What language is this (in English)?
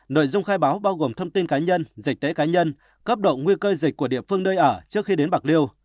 Vietnamese